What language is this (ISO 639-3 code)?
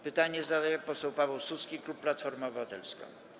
pol